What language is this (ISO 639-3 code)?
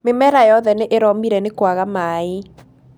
kik